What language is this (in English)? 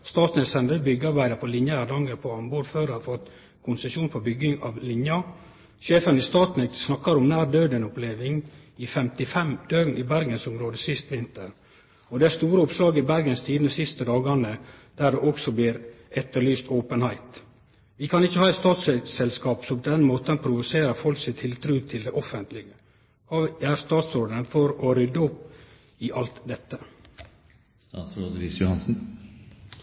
Norwegian Nynorsk